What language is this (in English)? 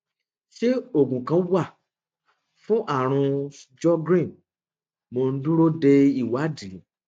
Yoruba